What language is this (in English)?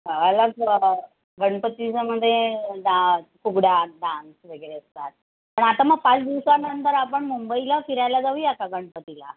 Marathi